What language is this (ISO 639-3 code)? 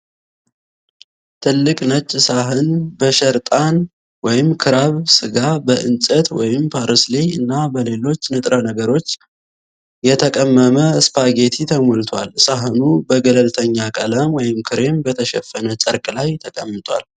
amh